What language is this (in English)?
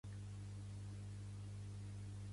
Catalan